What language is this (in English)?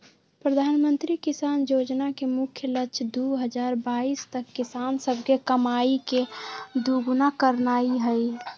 Magahi